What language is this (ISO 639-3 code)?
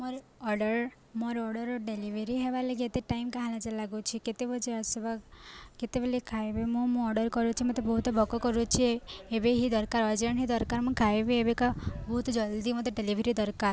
ori